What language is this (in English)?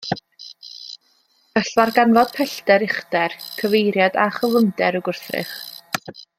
Welsh